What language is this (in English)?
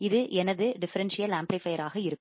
Tamil